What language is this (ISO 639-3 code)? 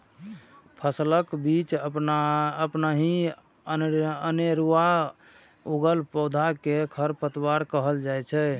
mai